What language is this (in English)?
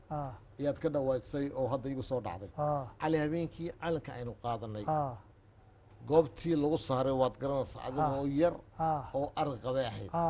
Arabic